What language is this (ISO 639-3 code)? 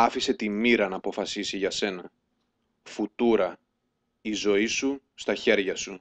ell